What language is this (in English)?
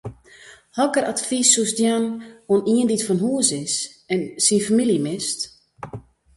Western Frisian